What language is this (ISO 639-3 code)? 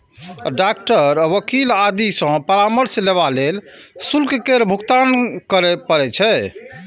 mai